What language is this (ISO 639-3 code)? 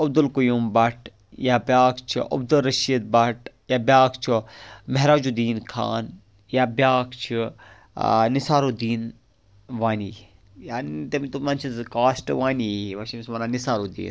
kas